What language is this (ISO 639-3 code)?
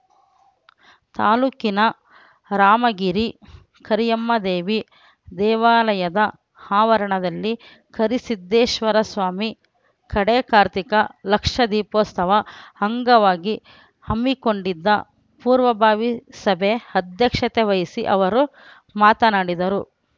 kan